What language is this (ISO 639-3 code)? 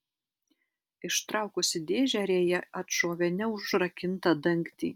lit